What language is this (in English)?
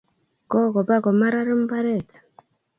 Kalenjin